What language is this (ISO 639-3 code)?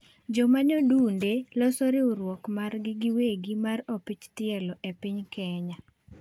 luo